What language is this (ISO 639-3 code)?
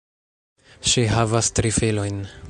epo